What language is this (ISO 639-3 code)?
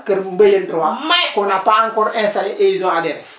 wol